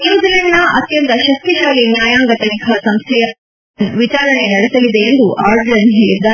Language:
Kannada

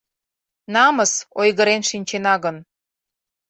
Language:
Mari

